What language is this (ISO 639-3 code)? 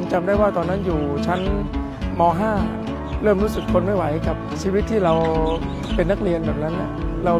tha